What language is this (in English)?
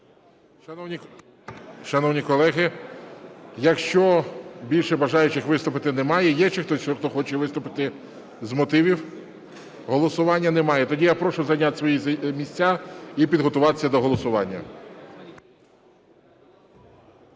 Ukrainian